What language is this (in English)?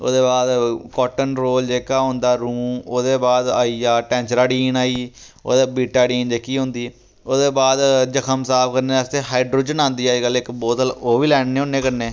Dogri